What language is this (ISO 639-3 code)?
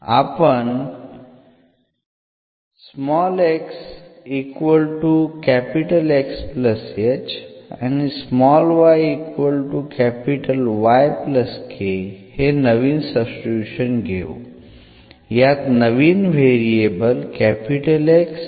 mar